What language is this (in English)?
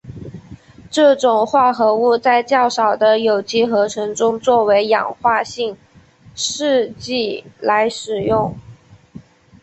Chinese